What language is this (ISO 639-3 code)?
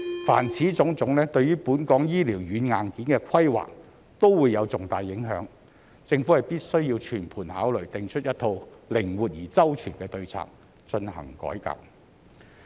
yue